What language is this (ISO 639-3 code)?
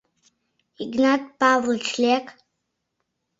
chm